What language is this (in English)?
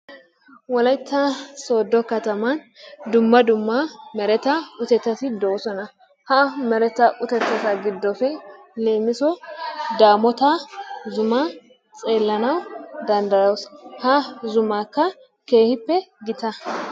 Wolaytta